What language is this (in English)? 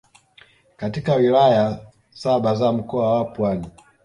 Swahili